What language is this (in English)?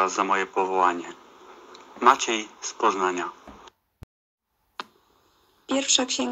Polish